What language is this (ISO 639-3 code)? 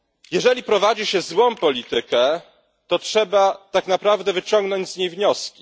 pol